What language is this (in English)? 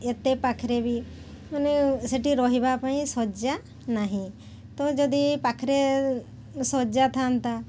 Odia